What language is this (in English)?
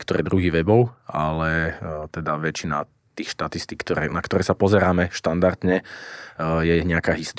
Slovak